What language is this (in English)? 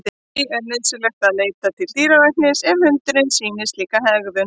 Icelandic